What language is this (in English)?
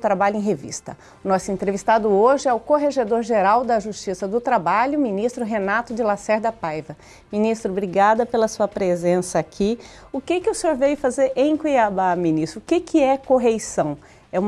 Portuguese